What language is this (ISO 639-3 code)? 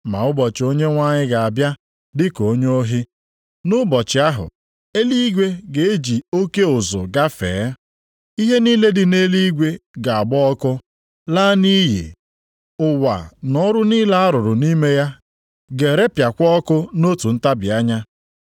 ibo